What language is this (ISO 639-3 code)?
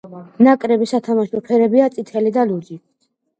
kat